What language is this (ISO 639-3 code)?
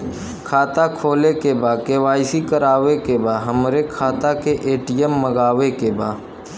bho